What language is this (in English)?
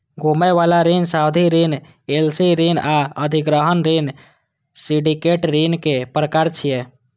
Maithili